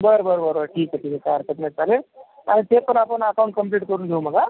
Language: Marathi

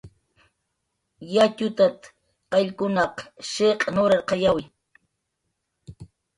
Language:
Jaqaru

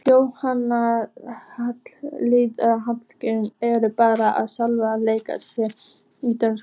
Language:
Icelandic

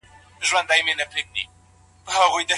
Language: Pashto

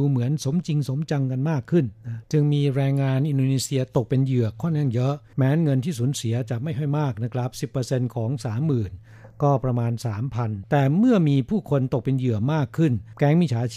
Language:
Thai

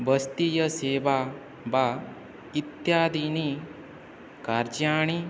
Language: Sanskrit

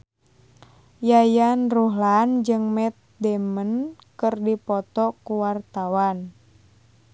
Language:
Sundanese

